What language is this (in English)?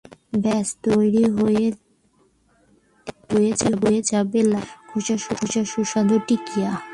Bangla